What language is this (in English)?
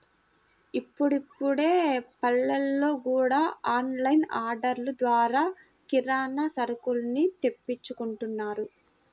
Telugu